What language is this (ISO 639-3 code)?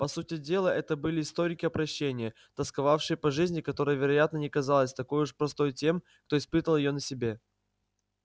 rus